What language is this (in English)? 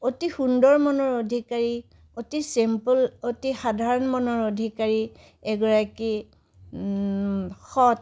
Assamese